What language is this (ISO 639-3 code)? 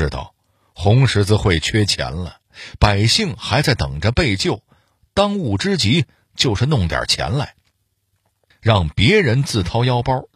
zho